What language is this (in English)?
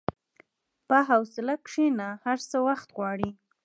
Pashto